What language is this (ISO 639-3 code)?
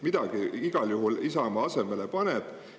est